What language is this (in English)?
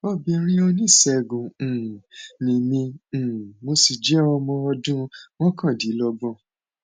Yoruba